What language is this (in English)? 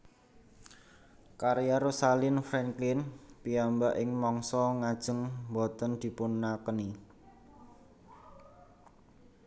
Javanese